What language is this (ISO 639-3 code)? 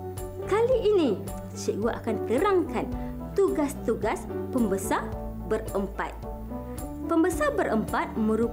msa